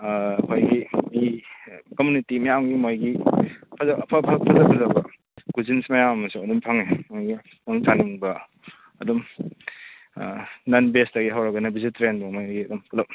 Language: Manipuri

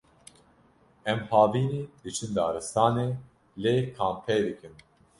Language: Kurdish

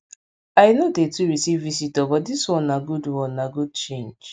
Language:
Nigerian Pidgin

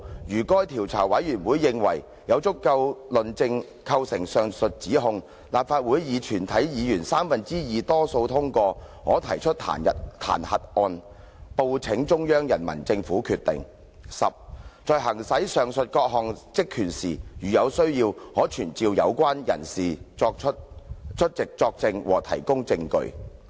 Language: Cantonese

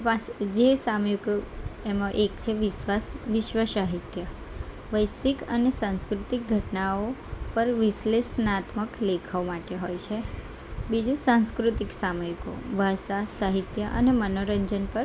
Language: Gujarati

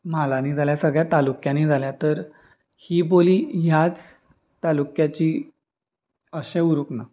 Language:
Konkani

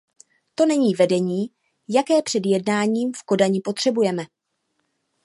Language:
Czech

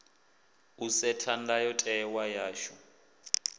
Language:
Venda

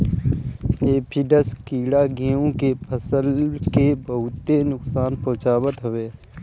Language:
Bhojpuri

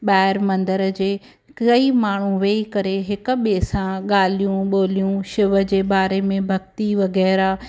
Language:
Sindhi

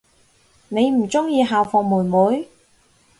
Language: Cantonese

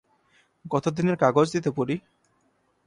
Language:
Bangla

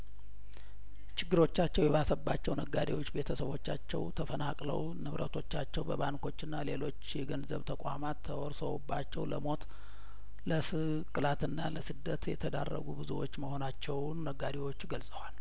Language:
Amharic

